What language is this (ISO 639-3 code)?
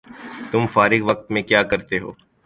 urd